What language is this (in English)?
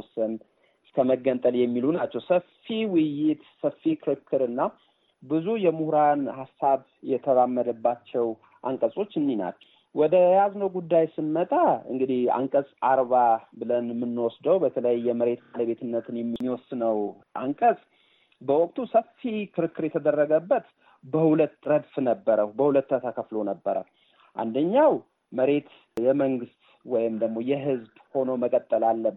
Amharic